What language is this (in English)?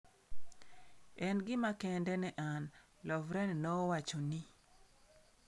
Luo (Kenya and Tanzania)